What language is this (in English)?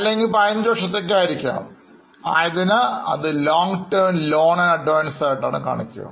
Malayalam